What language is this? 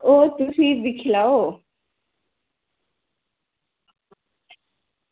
Dogri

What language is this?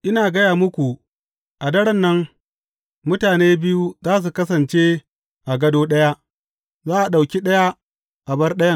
Hausa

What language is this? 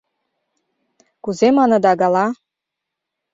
Mari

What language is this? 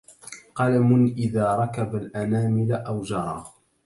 Arabic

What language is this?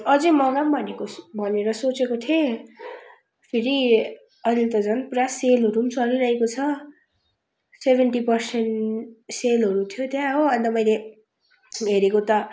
Nepali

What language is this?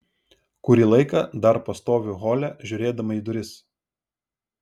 Lithuanian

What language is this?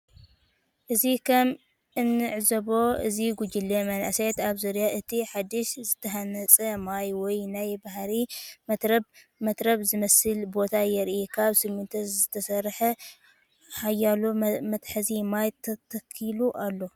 Tigrinya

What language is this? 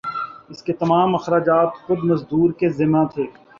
Urdu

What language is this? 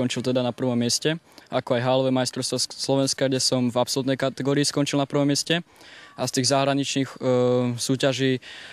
Slovak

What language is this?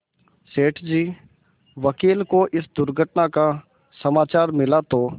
Hindi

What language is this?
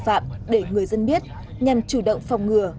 Vietnamese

